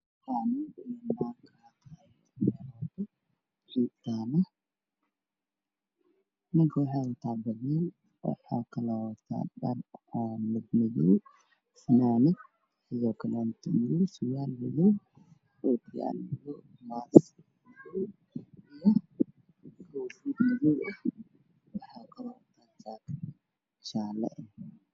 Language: Somali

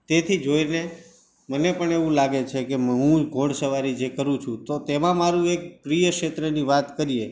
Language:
Gujarati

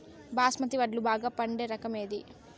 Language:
Telugu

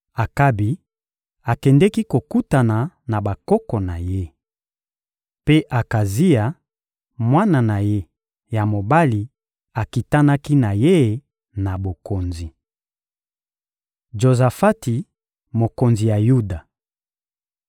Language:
Lingala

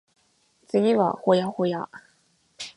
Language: Japanese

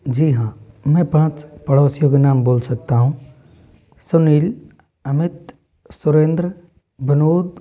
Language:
Hindi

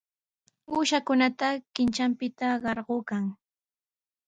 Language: Sihuas Ancash Quechua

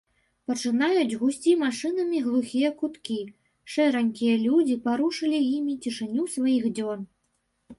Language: Belarusian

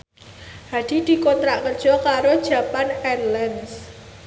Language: Javanese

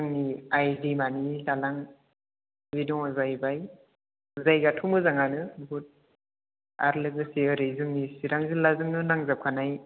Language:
Bodo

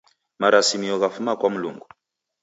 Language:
Taita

